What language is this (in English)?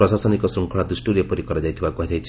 Odia